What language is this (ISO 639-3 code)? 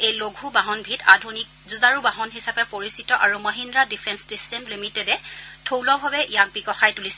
asm